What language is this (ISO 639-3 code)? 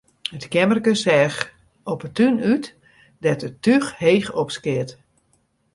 fry